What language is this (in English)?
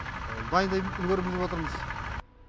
Kazakh